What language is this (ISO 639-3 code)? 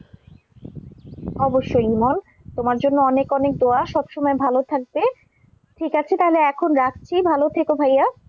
ben